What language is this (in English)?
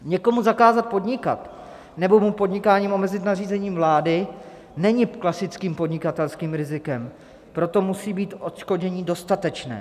Czech